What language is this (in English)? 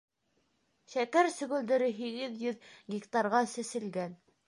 Bashkir